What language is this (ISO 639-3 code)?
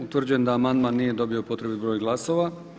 hrv